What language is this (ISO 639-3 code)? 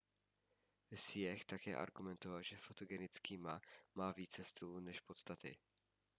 ces